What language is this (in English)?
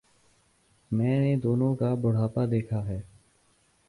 Urdu